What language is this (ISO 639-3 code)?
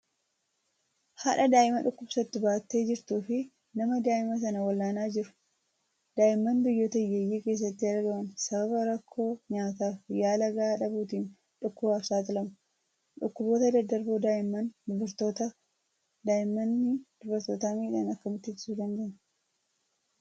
orm